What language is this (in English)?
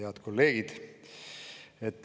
Estonian